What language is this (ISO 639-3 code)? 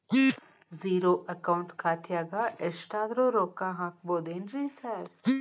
kan